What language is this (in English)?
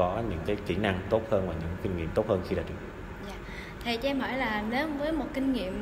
Vietnamese